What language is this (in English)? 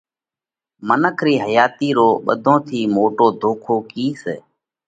Parkari Koli